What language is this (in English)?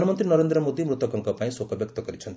Odia